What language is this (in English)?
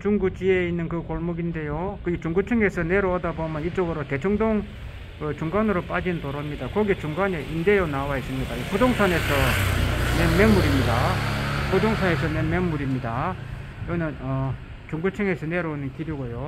Korean